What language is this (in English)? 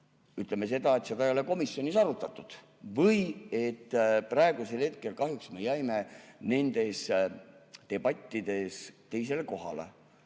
Estonian